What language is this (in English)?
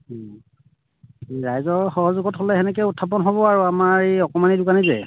Assamese